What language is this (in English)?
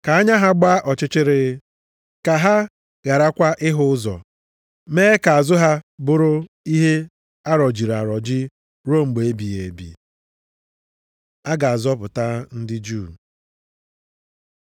Igbo